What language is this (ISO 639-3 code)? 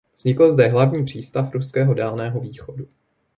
ces